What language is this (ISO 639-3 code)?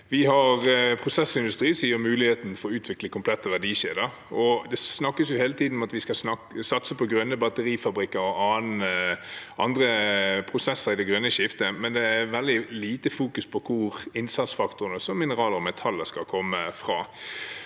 nor